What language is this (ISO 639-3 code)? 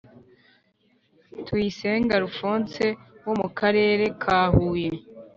kin